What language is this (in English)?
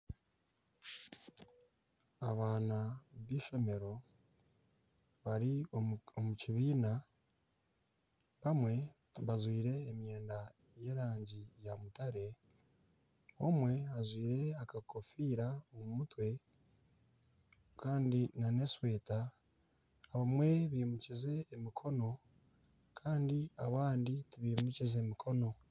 Nyankole